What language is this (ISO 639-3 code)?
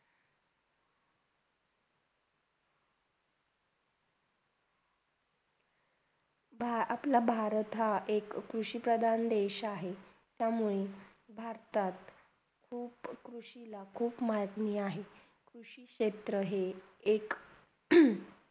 mar